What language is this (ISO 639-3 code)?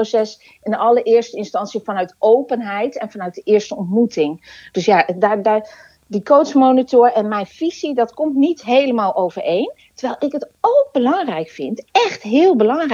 nld